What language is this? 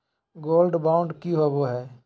Magahi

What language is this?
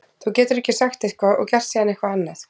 Icelandic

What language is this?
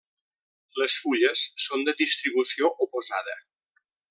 Catalan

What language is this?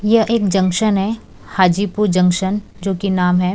Hindi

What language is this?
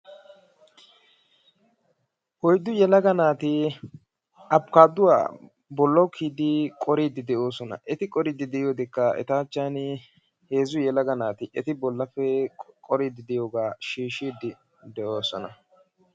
Wolaytta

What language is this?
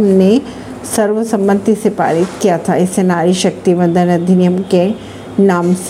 Hindi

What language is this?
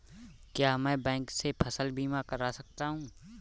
Hindi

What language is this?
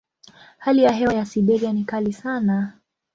Swahili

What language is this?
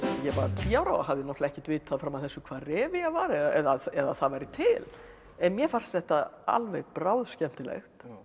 Icelandic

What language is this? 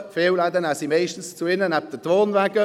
Swiss German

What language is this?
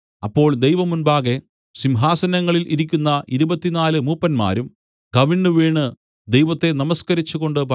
Malayalam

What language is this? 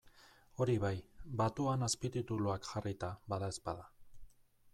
Basque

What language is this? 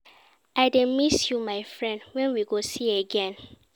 Nigerian Pidgin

